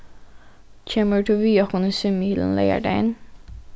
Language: Faroese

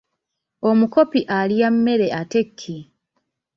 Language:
Ganda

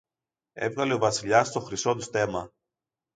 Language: Greek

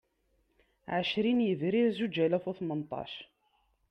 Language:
Kabyle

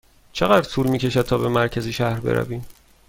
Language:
Persian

